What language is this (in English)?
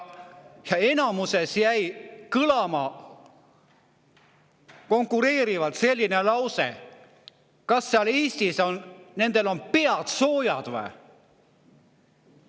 Estonian